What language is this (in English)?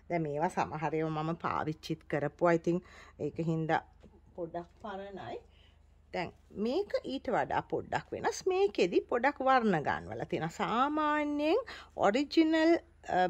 Hindi